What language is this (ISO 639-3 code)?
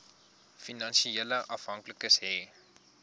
afr